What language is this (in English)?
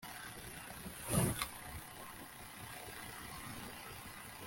Kinyarwanda